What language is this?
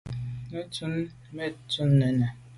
Medumba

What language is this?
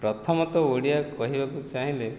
Odia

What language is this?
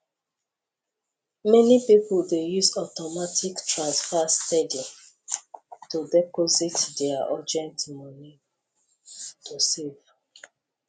Nigerian Pidgin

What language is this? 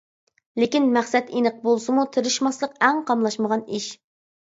Uyghur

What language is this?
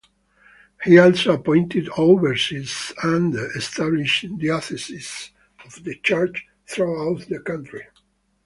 English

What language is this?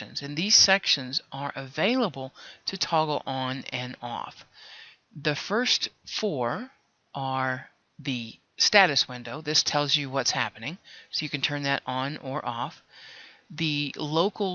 English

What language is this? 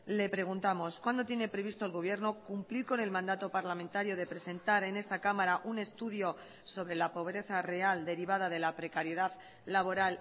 Spanish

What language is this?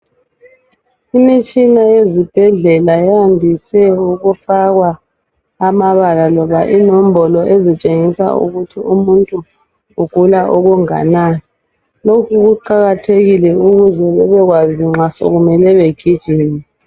North Ndebele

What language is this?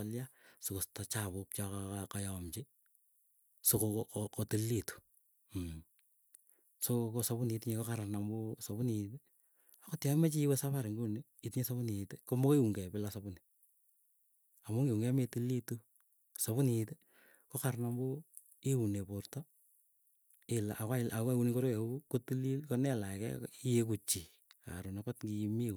Keiyo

